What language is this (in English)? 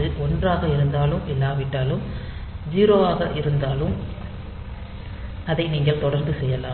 Tamil